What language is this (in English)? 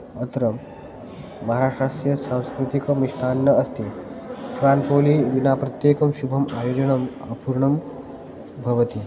Sanskrit